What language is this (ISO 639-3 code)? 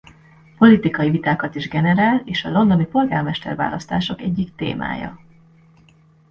hun